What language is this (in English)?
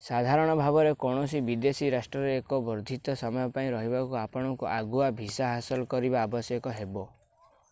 Odia